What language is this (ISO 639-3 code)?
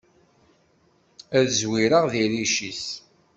kab